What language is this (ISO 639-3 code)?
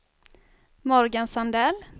swe